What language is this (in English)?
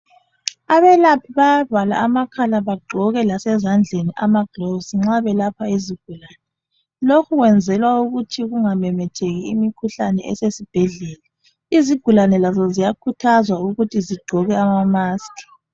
North Ndebele